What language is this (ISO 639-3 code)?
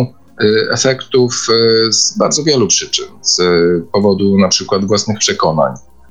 pol